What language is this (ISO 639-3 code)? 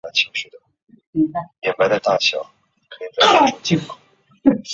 zho